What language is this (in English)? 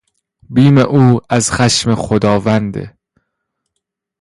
Persian